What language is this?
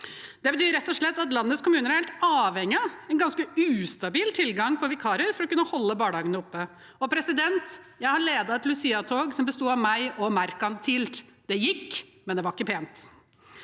Norwegian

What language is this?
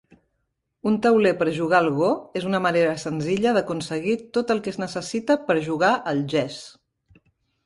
Catalan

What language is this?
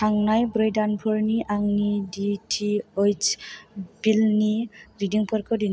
Bodo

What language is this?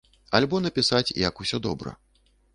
Belarusian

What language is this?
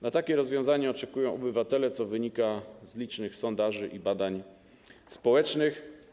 Polish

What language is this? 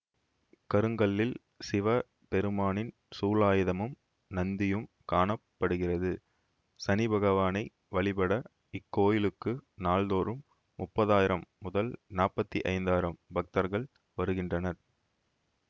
Tamil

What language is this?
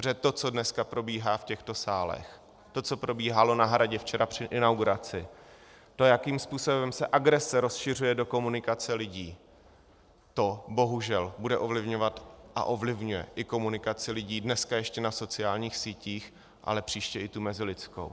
Czech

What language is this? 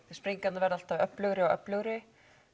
Icelandic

